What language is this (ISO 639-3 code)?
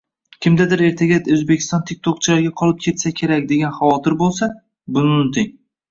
uzb